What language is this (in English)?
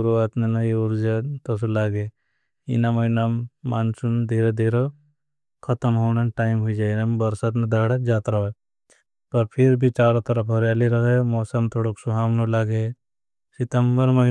Bhili